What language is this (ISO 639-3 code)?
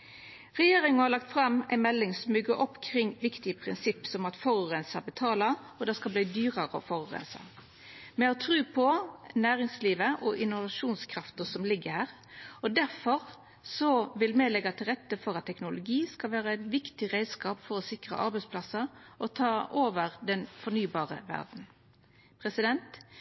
nno